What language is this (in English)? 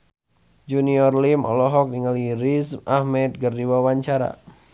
Sundanese